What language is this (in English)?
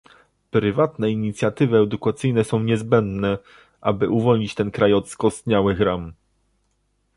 Polish